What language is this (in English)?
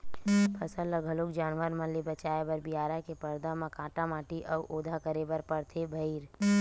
Chhattisgarhi